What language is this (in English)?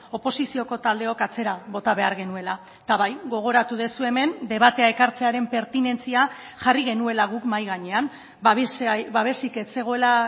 Basque